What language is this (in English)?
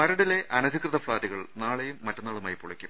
Malayalam